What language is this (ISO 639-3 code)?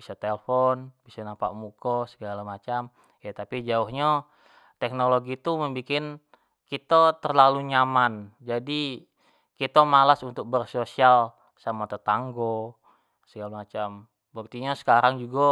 jax